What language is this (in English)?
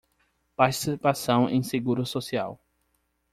Portuguese